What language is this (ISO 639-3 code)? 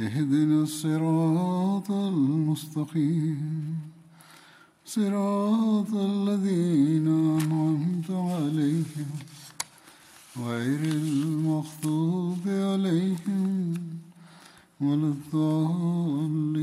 bul